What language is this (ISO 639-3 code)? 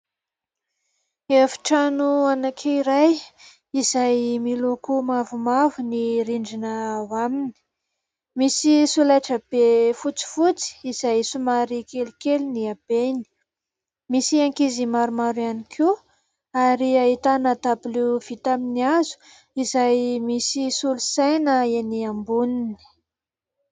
mlg